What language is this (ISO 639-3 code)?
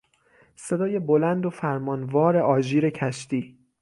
fas